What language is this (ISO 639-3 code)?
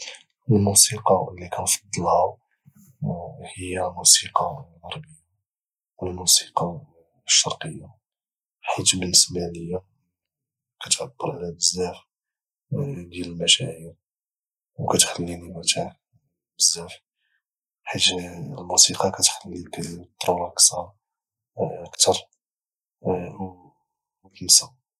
ary